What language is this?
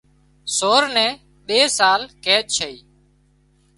Wadiyara Koli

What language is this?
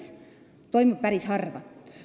Estonian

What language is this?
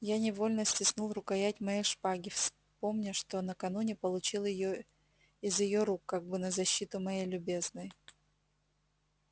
Russian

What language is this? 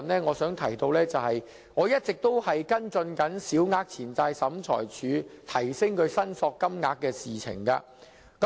Cantonese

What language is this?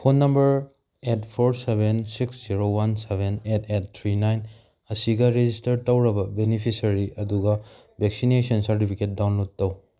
Manipuri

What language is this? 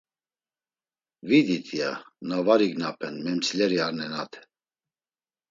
Laz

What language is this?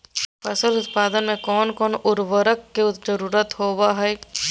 Magahi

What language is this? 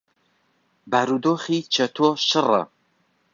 Central Kurdish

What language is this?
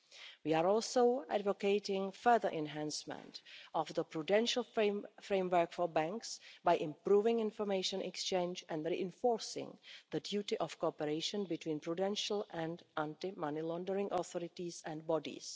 English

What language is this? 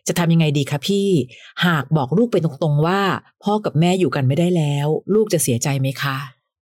Thai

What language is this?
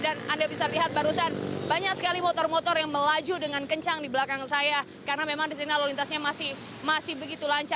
Indonesian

